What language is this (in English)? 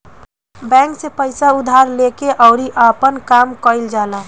Bhojpuri